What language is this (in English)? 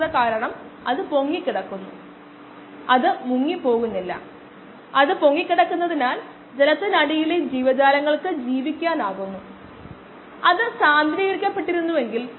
Malayalam